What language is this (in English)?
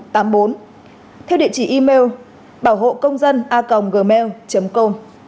Vietnamese